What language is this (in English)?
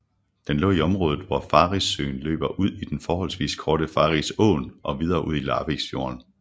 Danish